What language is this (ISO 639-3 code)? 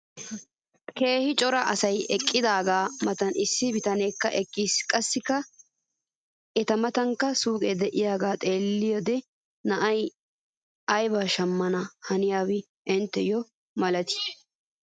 wal